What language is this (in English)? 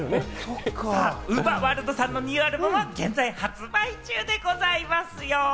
Japanese